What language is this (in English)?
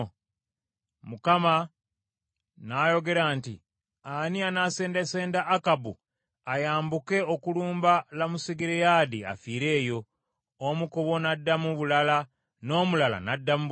Ganda